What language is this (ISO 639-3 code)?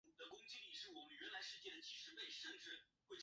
zho